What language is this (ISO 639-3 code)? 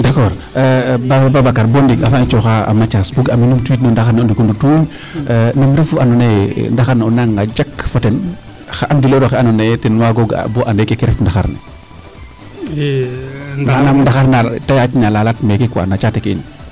srr